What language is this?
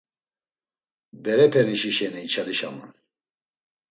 Laz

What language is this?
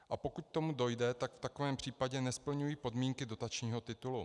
Czech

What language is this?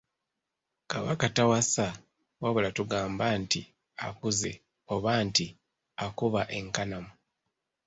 Ganda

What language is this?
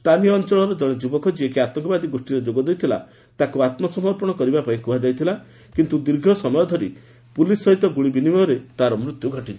Odia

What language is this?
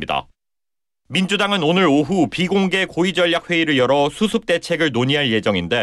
Korean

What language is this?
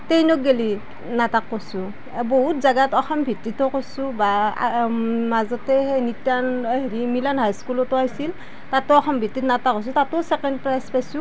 Assamese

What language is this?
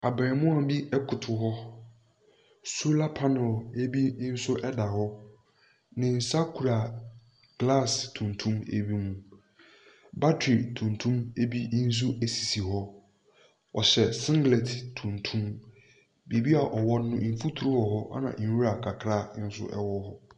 Akan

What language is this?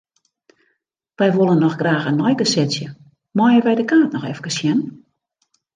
Western Frisian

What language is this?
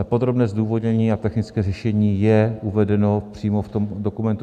Czech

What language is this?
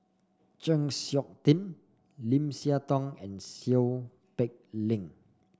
English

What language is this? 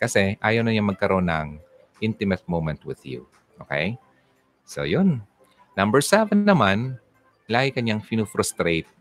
Filipino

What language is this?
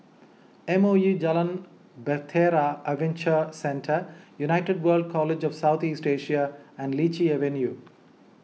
English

